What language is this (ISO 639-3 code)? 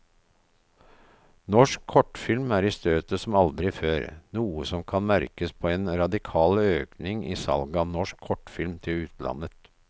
nor